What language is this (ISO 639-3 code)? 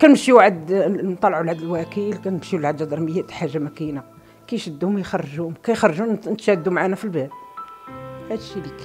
ara